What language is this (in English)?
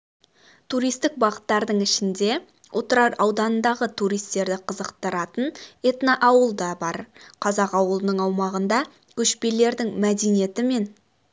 Kazakh